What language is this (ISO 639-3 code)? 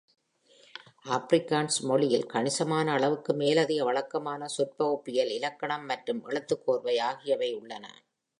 tam